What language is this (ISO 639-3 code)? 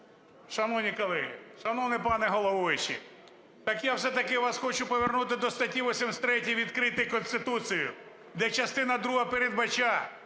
ukr